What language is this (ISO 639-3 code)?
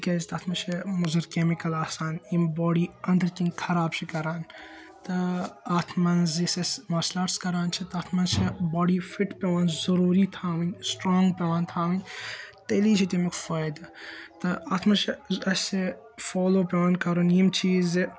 kas